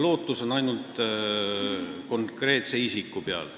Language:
Estonian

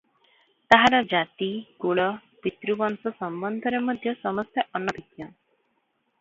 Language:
Odia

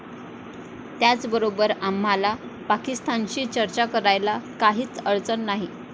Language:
Marathi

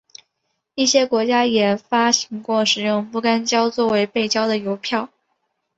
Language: Chinese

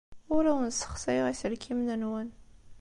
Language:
Kabyle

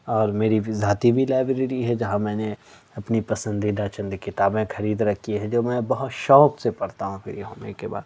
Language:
Urdu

